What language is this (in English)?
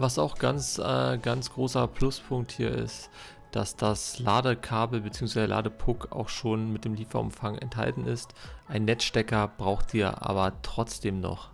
German